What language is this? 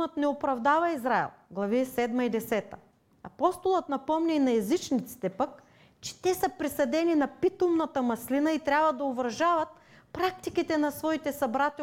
Bulgarian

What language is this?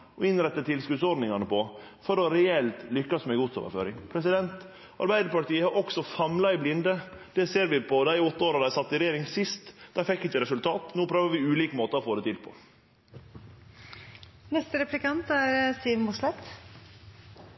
Norwegian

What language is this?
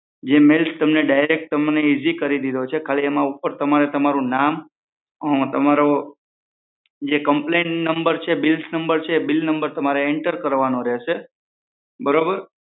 Gujarati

